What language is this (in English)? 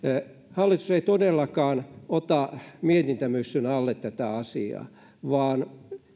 Finnish